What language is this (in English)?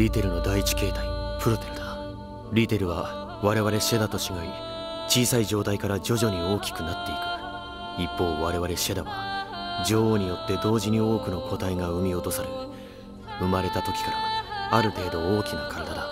Japanese